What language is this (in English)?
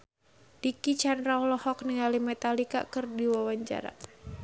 Sundanese